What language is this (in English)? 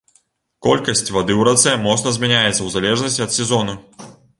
Belarusian